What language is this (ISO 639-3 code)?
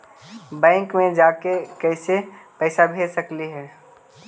mag